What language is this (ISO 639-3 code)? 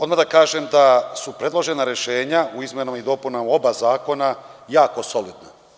srp